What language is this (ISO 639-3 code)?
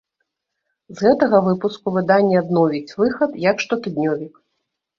bel